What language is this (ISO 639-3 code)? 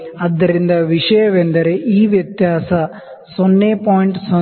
kan